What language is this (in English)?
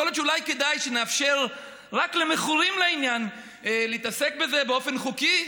Hebrew